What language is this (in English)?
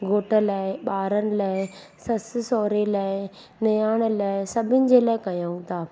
Sindhi